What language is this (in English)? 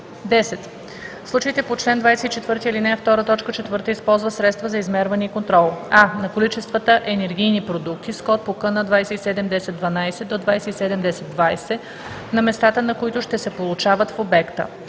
Bulgarian